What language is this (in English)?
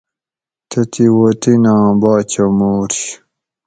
Gawri